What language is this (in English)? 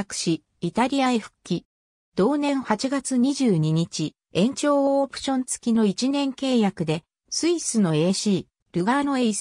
Japanese